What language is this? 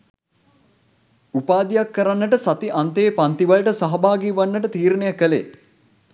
Sinhala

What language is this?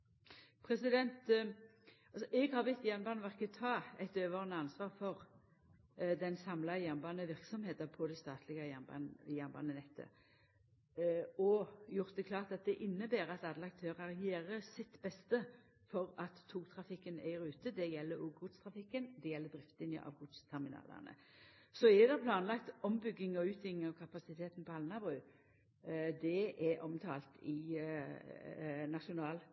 Norwegian Nynorsk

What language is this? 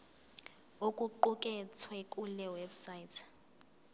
Zulu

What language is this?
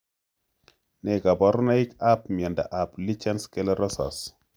Kalenjin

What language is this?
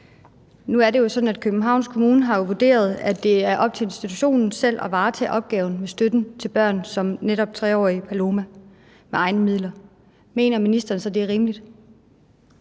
Danish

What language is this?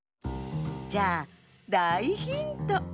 Japanese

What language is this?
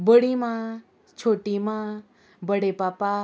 Konkani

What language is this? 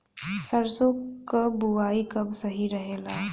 Bhojpuri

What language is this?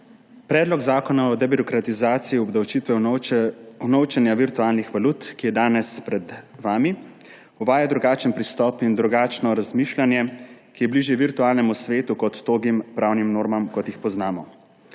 Slovenian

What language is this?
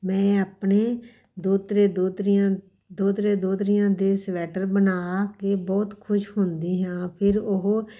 Punjabi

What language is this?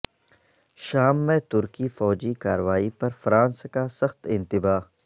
Urdu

